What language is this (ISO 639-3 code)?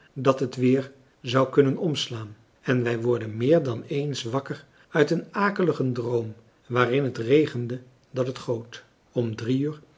nld